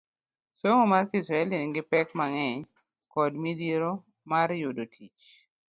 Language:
Luo (Kenya and Tanzania)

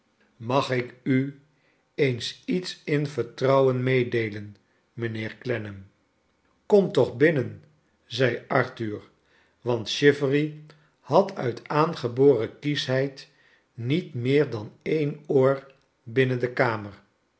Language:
Dutch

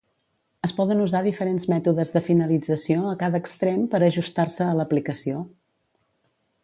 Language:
Catalan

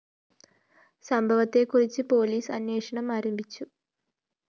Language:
Malayalam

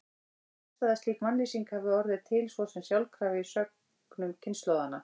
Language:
Icelandic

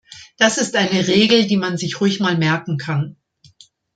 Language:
German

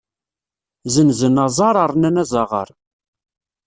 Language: Kabyle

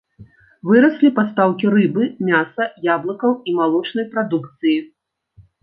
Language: Belarusian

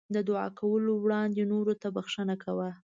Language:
Pashto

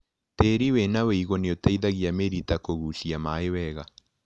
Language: Kikuyu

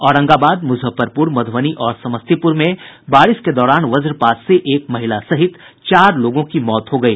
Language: Hindi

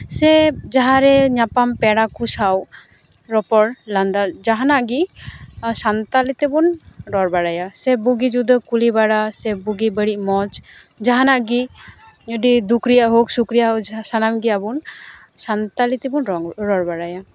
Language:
Santali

